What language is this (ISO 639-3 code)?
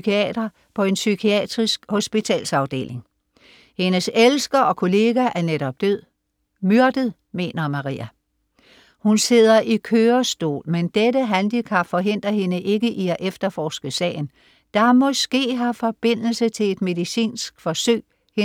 dan